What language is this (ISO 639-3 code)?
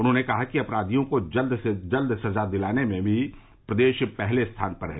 hin